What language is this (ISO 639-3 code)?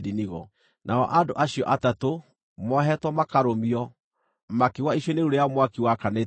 kik